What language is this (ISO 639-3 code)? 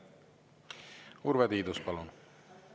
est